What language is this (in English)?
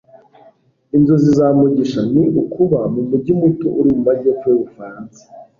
Kinyarwanda